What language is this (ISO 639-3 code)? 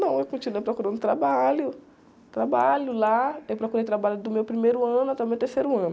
por